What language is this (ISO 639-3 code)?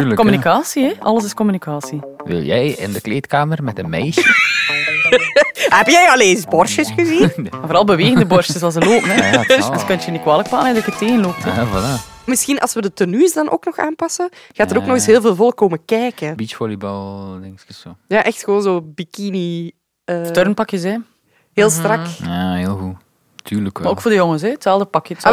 nld